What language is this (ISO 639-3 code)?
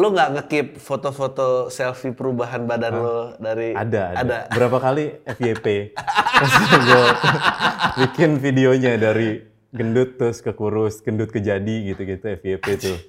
ind